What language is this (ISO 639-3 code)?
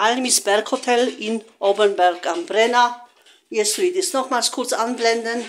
deu